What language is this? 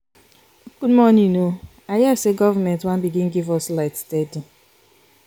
Nigerian Pidgin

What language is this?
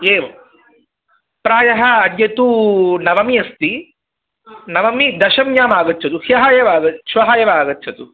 Sanskrit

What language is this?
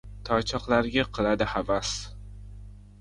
Uzbek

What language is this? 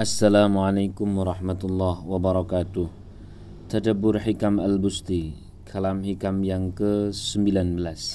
Indonesian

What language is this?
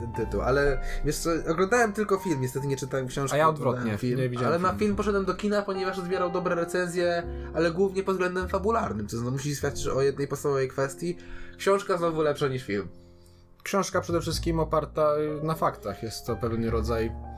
Polish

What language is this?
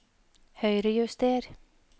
Norwegian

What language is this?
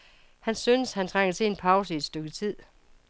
Danish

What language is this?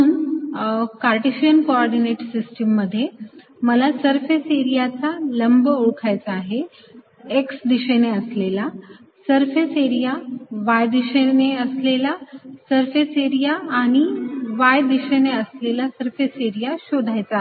Marathi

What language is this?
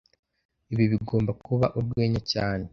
Kinyarwanda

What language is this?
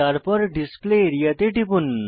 Bangla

